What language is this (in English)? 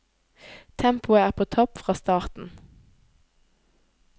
Norwegian